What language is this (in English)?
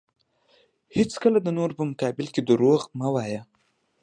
Pashto